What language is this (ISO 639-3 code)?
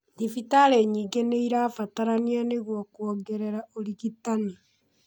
kik